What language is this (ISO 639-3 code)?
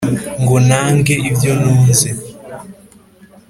kin